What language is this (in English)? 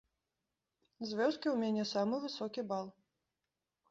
Belarusian